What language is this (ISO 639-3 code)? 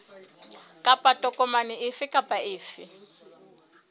sot